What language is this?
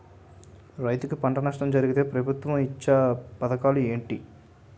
Telugu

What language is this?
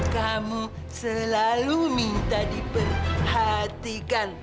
Indonesian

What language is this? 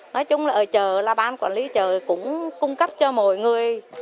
Vietnamese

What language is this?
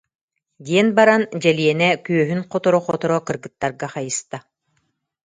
Yakut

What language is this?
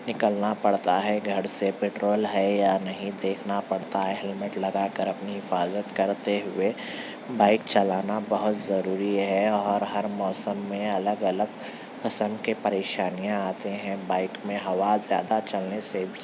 Urdu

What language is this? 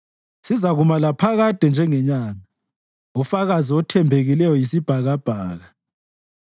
North Ndebele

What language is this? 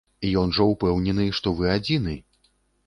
Belarusian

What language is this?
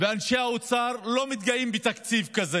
Hebrew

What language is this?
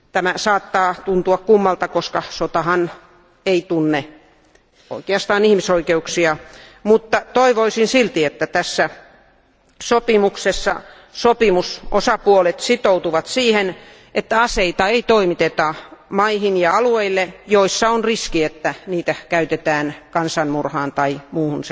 Finnish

